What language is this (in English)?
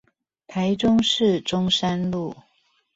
Chinese